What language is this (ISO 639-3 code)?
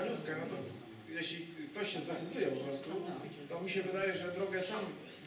pol